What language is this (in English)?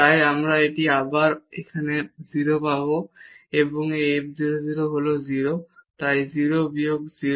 Bangla